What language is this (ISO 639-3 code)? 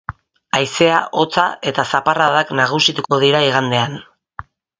eus